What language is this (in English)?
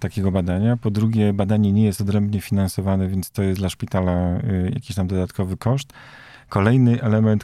Polish